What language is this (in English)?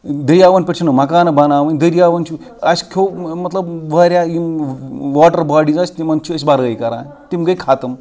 Kashmiri